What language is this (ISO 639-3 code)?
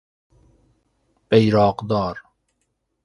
fas